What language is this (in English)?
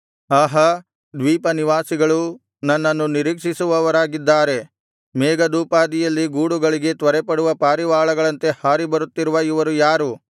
Kannada